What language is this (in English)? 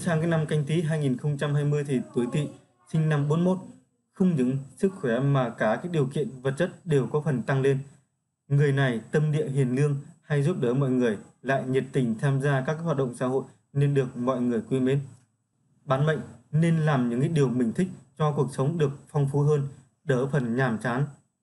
Vietnamese